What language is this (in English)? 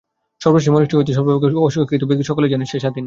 Bangla